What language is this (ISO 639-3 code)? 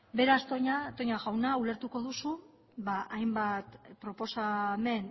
eus